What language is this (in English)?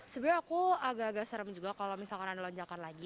Indonesian